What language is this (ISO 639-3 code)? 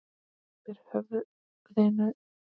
isl